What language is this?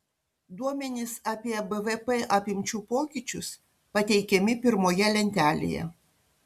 Lithuanian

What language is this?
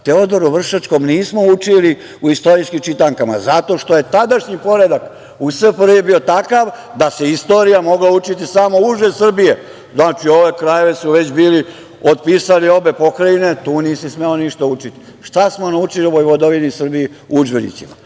Serbian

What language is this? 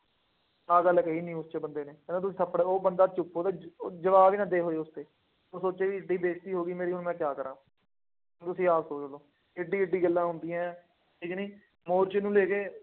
Punjabi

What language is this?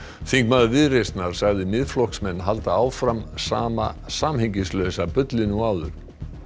Icelandic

